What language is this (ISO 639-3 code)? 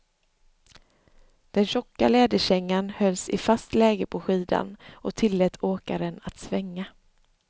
swe